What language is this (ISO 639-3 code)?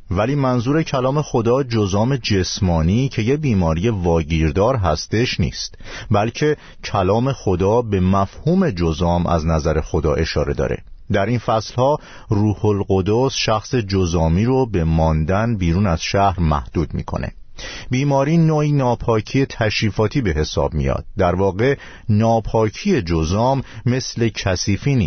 fas